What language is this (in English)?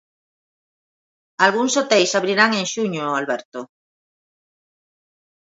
Galician